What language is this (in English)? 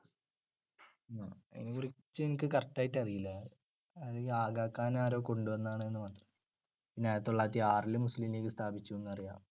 Malayalam